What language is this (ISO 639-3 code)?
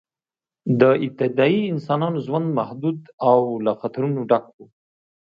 pus